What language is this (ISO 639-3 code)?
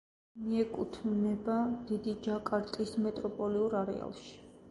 kat